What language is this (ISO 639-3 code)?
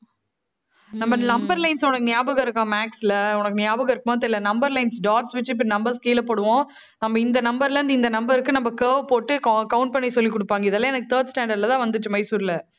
tam